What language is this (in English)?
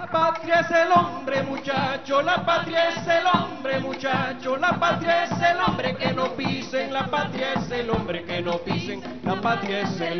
Spanish